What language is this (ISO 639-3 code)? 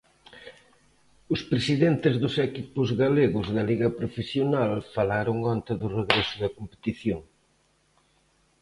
glg